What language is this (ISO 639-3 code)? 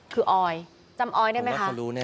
tha